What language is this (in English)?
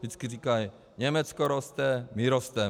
Czech